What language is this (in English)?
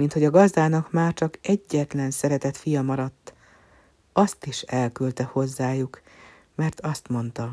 Hungarian